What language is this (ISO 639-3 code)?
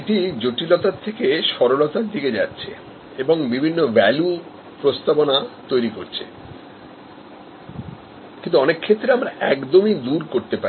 ben